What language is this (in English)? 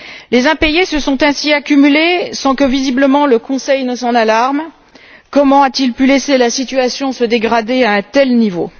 French